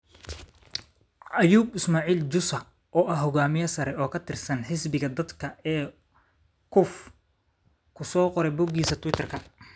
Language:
Somali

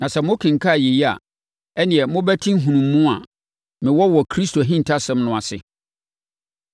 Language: Akan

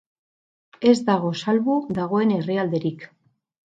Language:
Basque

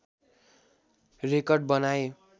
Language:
Nepali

